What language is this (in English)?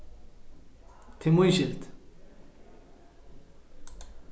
Faroese